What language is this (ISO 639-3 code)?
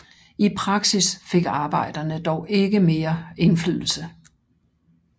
dan